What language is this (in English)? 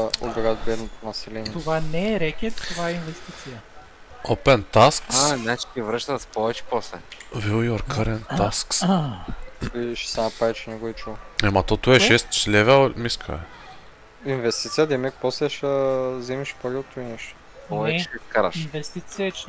Bulgarian